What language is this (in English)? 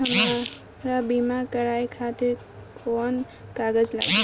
Bhojpuri